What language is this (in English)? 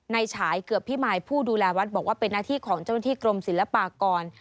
Thai